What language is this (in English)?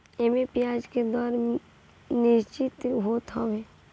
Bhojpuri